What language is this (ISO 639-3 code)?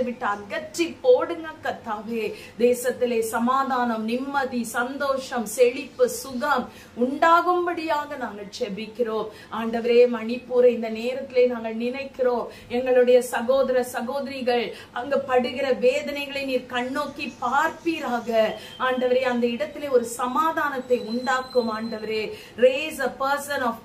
tha